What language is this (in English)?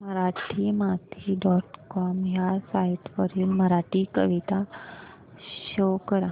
Marathi